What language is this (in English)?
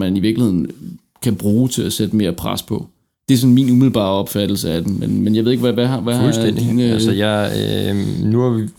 Danish